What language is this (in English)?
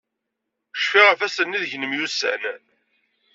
Kabyle